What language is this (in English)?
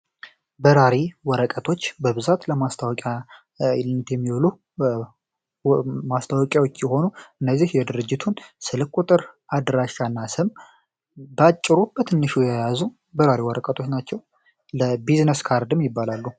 Amharic